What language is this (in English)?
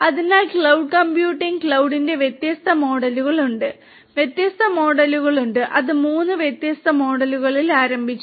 Malayalam